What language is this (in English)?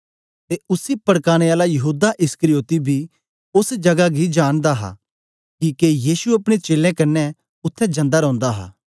Dogri